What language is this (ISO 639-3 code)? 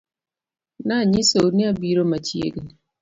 luo